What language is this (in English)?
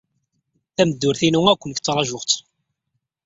Kabyle